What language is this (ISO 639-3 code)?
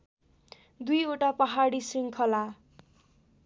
nep